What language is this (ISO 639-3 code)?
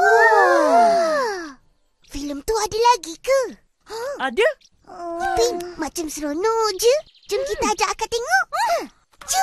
msa